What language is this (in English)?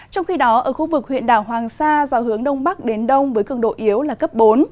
Vietnamese